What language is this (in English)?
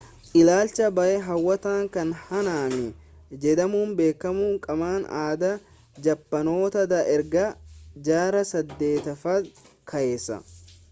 Oromo